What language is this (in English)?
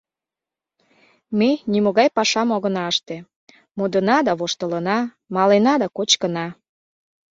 Mari